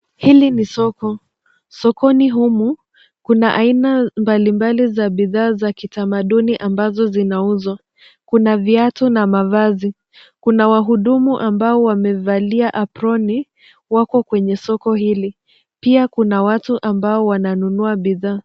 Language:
Swahili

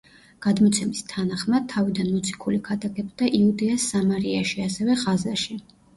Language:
Georgian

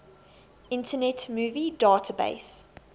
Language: English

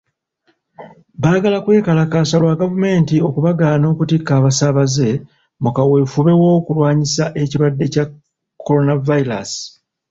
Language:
Ganda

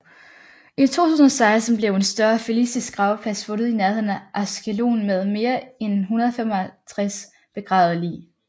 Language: Danish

